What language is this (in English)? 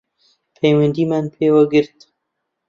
Central Kurdish